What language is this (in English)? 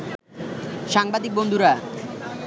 Bangla